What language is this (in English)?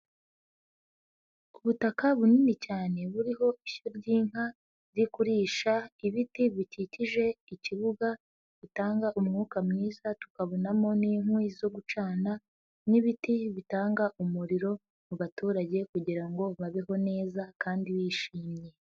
Kinyarwanda